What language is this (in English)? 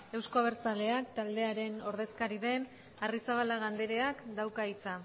Basque